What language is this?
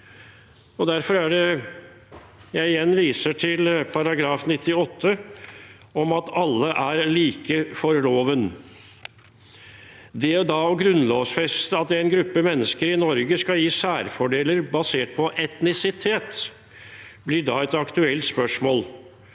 Norwegian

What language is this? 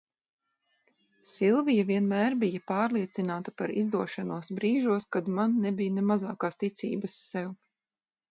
Latvian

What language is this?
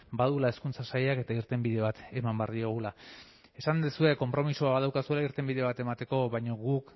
Basque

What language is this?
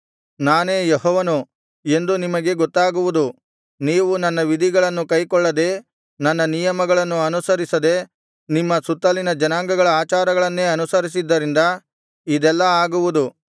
Kannada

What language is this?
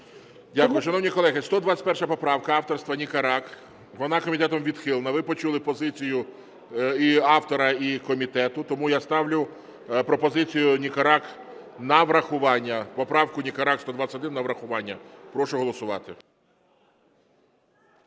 Ukrainian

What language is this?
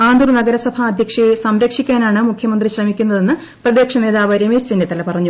Malayalam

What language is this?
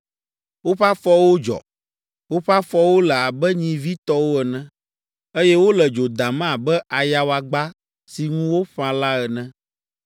Ewe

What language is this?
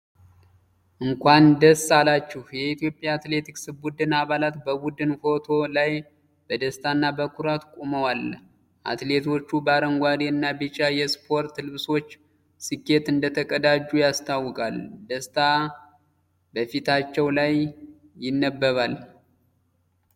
Amharic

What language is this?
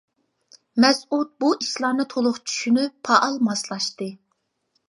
Uyghur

